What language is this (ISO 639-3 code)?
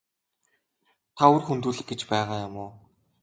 mon